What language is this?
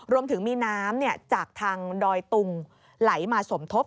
Thai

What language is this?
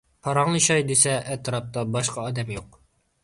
Uyghur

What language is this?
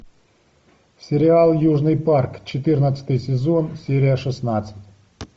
Russian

